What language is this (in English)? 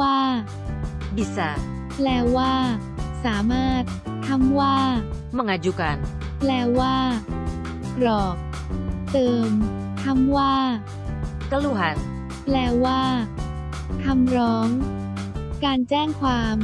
Thai